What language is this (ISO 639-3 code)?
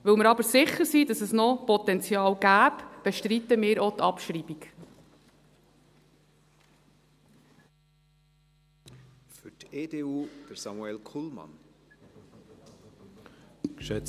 gsw